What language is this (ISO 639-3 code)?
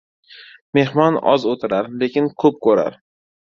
uzb